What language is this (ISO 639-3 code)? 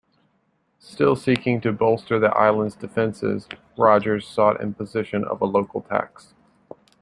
eng